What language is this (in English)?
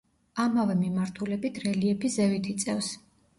Georgian